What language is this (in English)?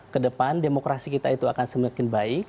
Indonesian